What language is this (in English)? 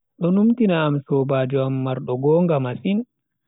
Bagirmi Fulfulde